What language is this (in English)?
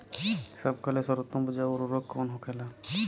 Bhojpuri